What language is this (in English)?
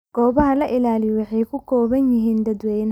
Somali